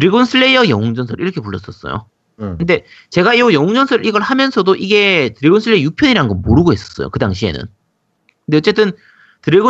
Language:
Korean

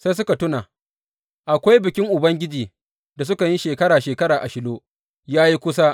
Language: Hausa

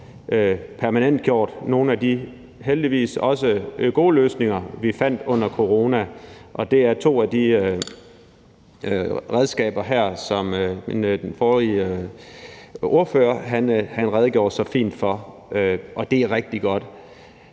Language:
Danish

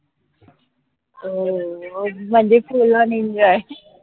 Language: Marathi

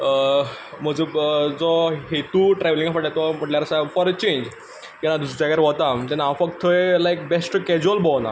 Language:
Konkani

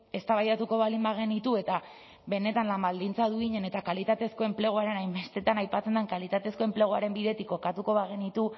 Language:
Basque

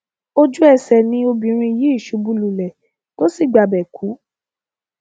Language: Yoruba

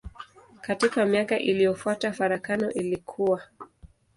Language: Swahili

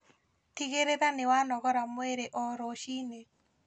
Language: Kikuyu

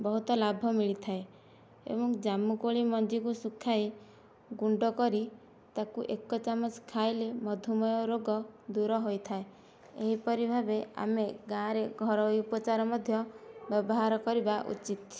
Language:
Odia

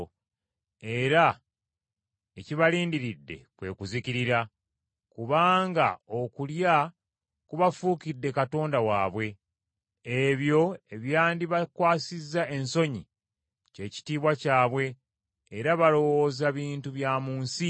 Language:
Ganda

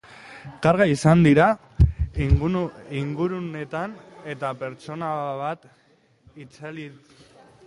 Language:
Basque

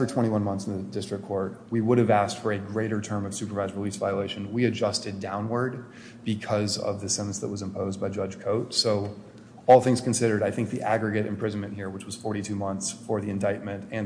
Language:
English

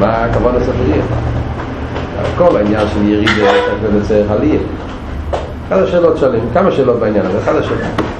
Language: Hebrew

